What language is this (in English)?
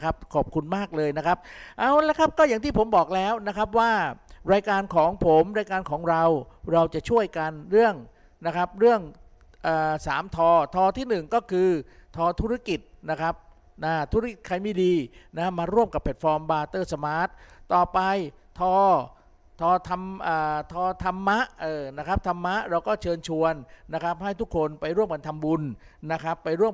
Thai